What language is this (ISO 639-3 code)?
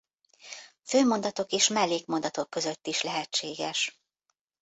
hun